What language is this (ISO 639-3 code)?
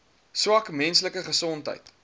afr